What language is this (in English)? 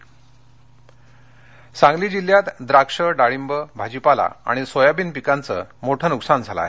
Marathi